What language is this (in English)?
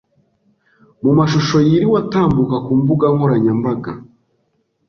Kinyarwanda